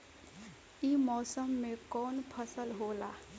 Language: Bhojpuri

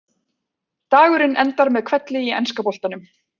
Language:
Icelandic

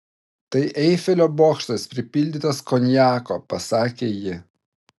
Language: Lithuanian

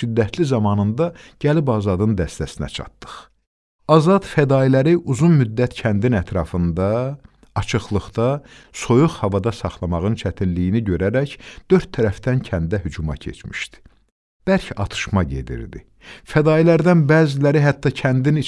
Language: Turkish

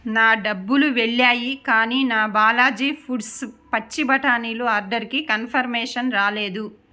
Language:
Telugu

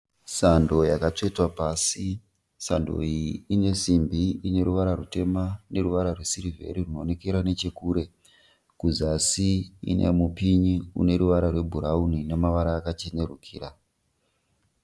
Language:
Shona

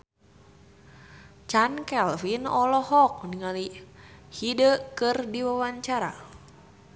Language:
Sundanese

